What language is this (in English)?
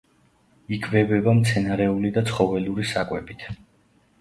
Georgian